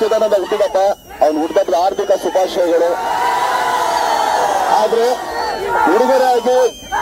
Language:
Arabic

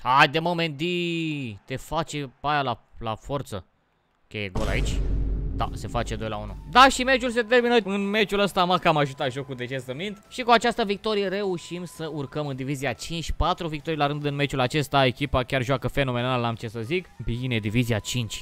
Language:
Romanian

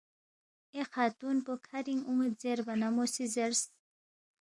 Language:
Balti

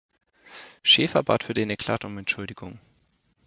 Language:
German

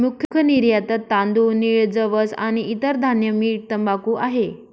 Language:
Marathi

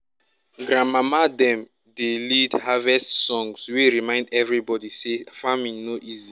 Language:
Nigerian Pidgin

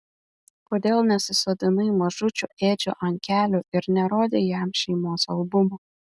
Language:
Lithuanian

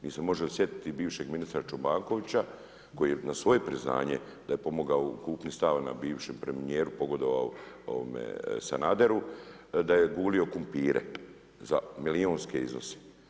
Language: Croatian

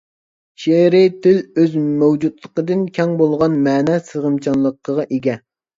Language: Uyghur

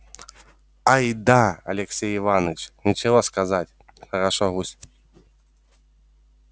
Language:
Russian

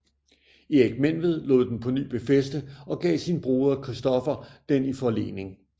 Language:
Danish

